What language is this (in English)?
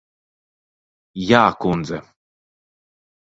Latvian